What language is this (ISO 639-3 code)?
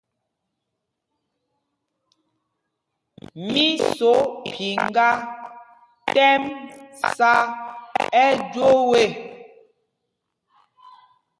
mgg